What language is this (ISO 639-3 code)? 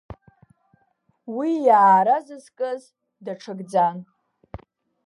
abk